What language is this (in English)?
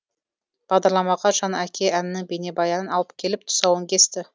Kazakh